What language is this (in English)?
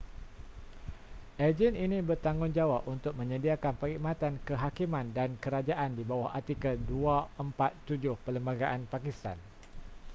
Malay